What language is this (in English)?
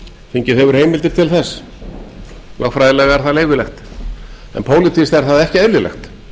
Icelandic